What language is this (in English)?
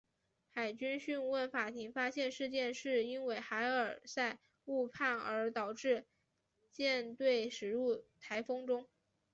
Chinese